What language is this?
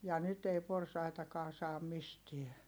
Finnish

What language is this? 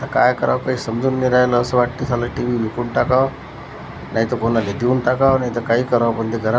Marathi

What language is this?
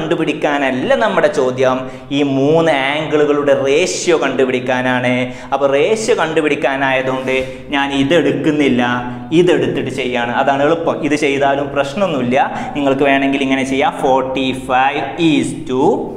Indonesian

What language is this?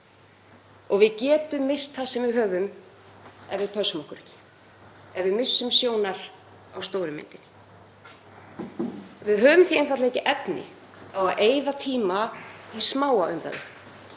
Icelandic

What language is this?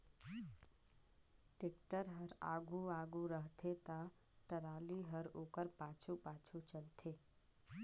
Chhattisgarhi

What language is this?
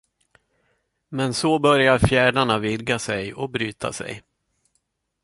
Swedish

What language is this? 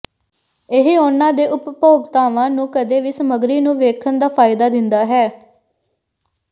Punjabi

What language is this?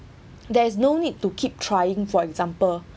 English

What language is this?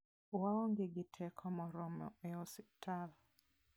Luo (Kenya and Tanzania)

